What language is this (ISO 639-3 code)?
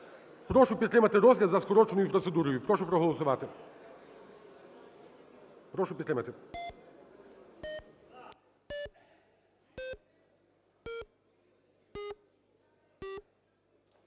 ukr